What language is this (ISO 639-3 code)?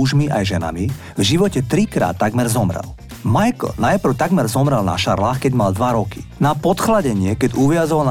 slk